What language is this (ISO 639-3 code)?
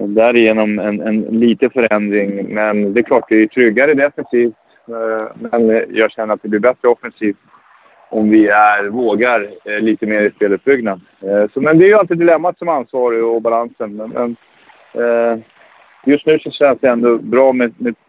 swe